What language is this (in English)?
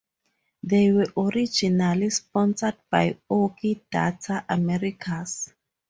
English